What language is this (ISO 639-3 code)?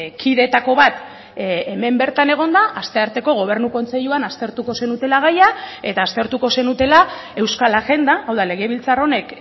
eus